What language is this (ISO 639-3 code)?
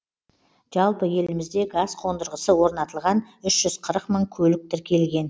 kaz